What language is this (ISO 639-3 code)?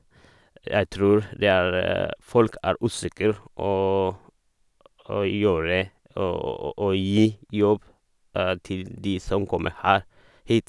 nor